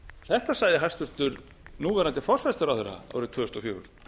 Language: Icelandic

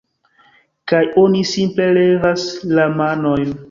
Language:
Esperanto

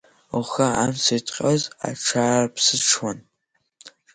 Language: Abkhazian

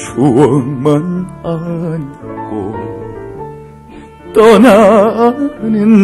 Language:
Korean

